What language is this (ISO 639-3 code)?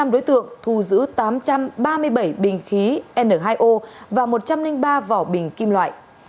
vie